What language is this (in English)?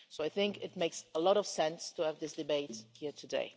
English